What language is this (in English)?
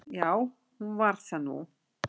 Icelandic